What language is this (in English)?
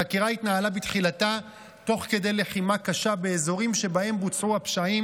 Hebrew